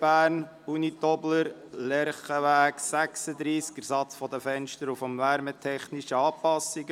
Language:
Swiss German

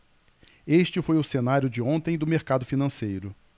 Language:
Portuguese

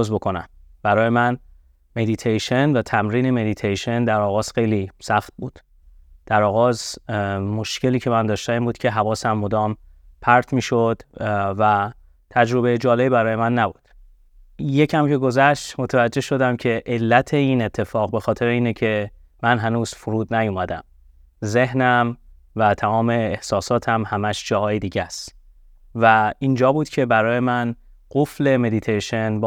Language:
Persian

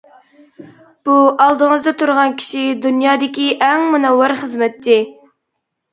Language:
Uyghur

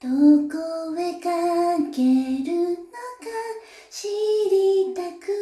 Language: Japanese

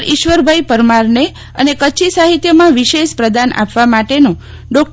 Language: Gujarati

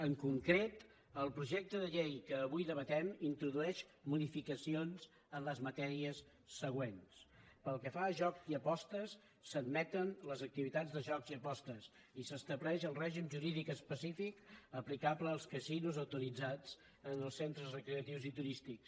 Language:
Catalan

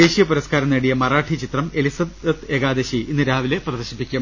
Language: Malayalam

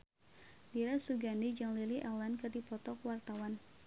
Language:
Sundanese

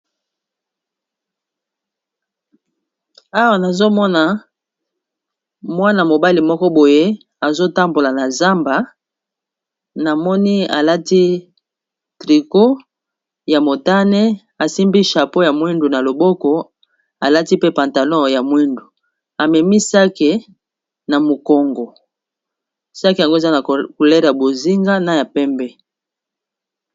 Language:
Lingala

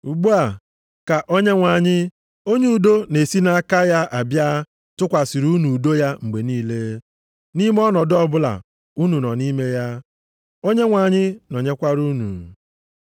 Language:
Igbo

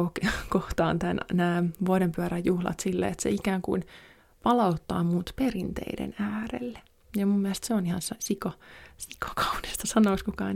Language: Finnish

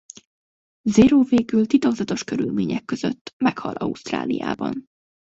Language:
Hungarian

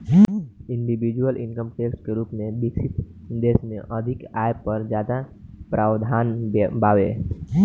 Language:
Bhojpuri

